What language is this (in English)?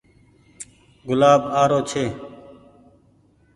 Goaria